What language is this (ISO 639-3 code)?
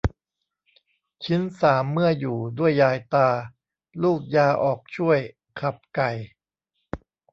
tha